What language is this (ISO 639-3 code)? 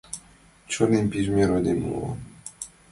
chm